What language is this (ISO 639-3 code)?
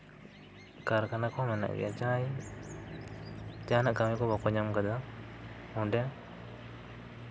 sat